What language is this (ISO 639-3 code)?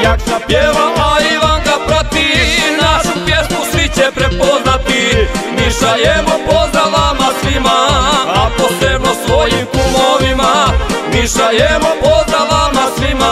ron